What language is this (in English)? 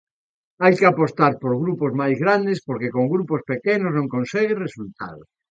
Galician